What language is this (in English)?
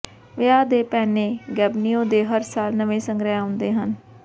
Punjabi